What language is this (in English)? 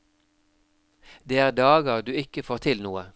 Norwegian